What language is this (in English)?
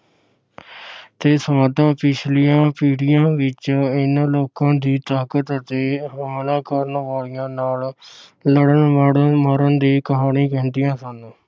Punjabi